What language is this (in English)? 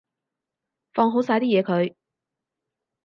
Cantonese